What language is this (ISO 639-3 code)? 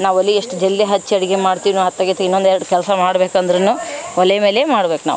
kan